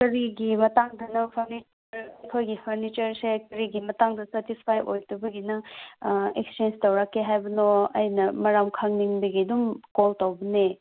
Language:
Manipuri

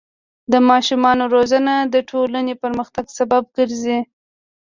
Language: Pashto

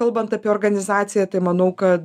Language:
Lithuanian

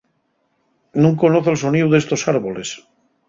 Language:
Asturian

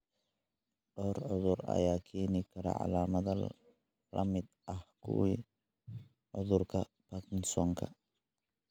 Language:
Somali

